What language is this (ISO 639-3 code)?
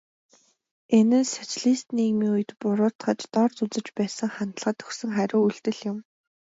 mon